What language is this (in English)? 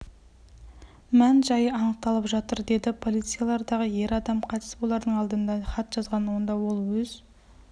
Kazakh